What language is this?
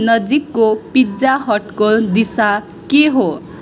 Nepali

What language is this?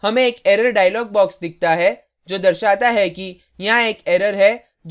Hindi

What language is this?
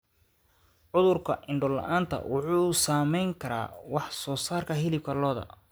Somali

